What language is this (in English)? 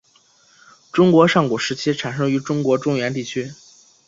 Chinese